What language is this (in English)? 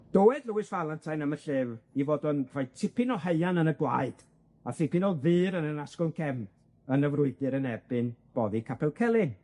Welsh